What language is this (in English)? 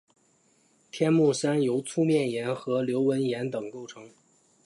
Chinese